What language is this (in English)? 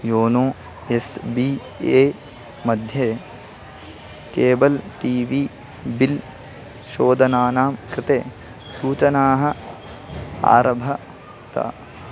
Sanskrit